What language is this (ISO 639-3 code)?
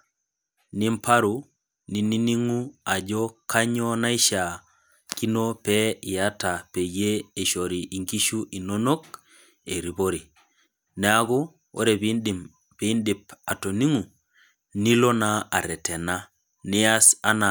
mas